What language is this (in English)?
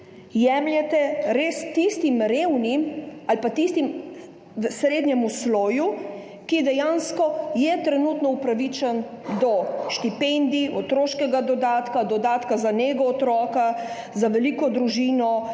Slovenian